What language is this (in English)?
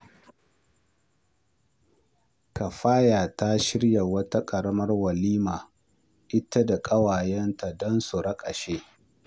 Hausa